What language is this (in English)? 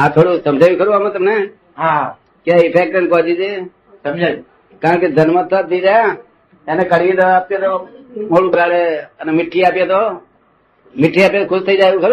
Gujarati